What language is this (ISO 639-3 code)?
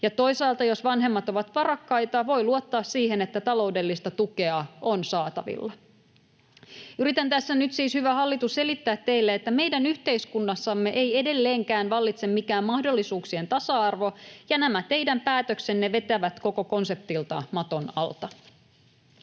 fin